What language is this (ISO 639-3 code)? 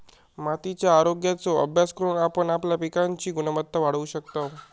mar